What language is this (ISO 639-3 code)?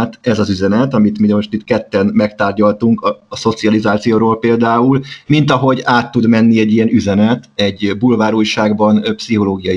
hun